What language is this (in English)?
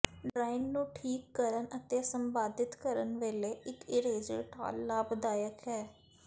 Punjabi